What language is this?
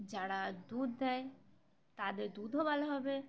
Bangla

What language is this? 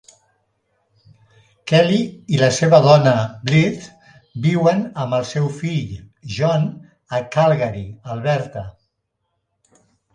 Catalan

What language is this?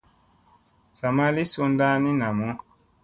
Musey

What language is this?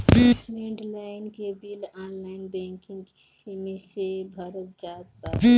Bhojpuri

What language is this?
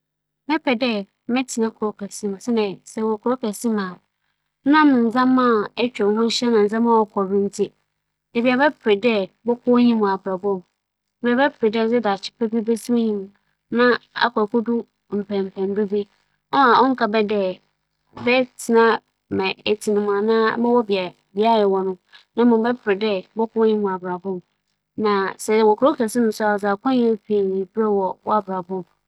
Akan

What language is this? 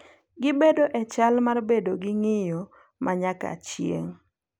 Luo (Kenya and Tanzania)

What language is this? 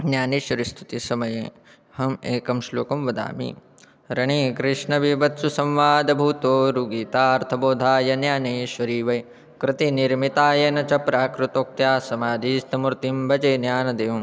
Sanskrit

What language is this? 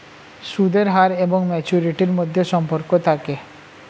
Bangla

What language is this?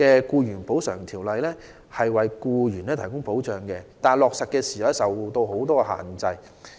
Cantonese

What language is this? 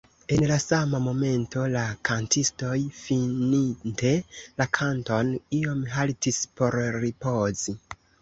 Esperanto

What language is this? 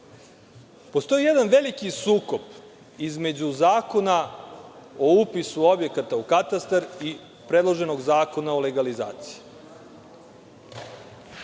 Serbian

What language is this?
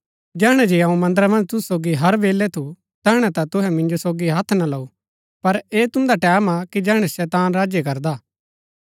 Gaddi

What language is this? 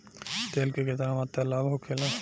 Bhojpuri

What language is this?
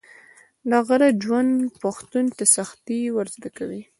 Pashto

